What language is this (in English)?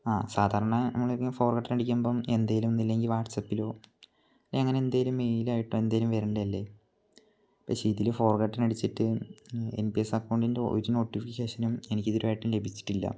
Malayalam